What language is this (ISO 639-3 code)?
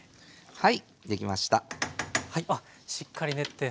jpn